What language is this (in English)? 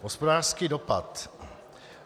Czech